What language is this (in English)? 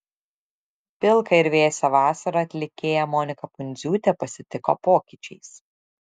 Lithuanian